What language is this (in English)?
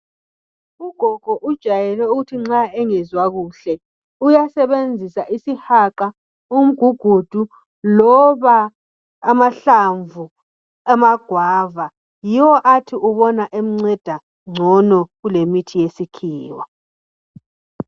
North Ndebele